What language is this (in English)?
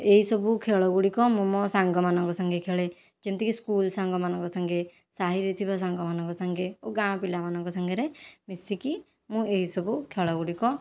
Odia